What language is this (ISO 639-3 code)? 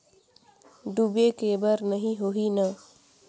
hne